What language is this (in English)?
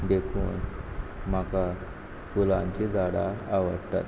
Konkani